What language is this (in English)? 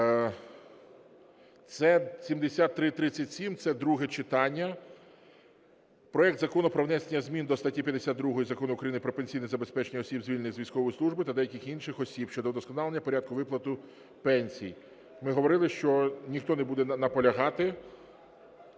Ukrainian